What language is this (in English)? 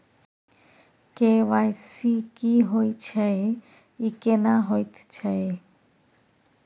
Maithili